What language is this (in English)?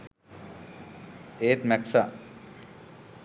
Sinhala